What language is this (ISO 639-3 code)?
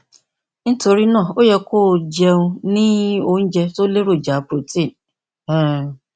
yor